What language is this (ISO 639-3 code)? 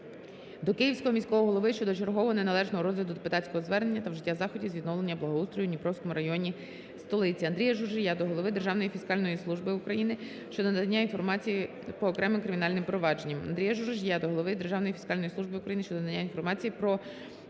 ukr